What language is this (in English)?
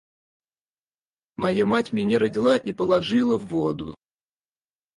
Russian